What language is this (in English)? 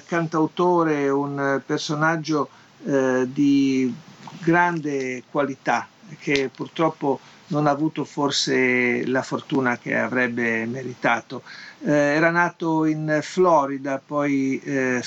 Italian